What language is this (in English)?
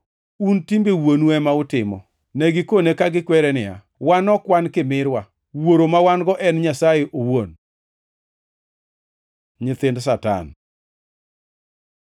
Luo (Kenya and Tanzania)